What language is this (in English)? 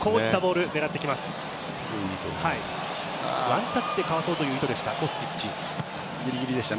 Japanese